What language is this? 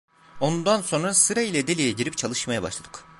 Turkish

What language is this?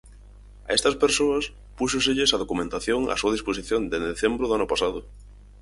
Galician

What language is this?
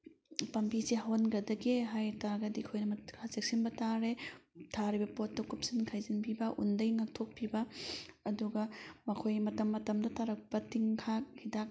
Manipuri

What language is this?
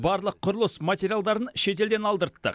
Kazakh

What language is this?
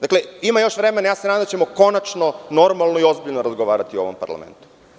Serbian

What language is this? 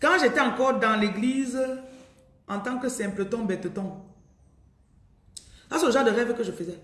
French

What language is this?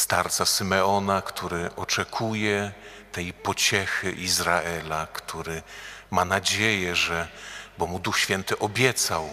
Polish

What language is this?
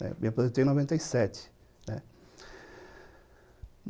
Portuguese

